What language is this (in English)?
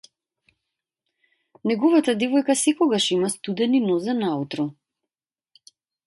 Macedonian